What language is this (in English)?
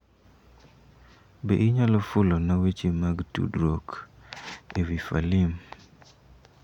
Luo (Kenya and Tanzania)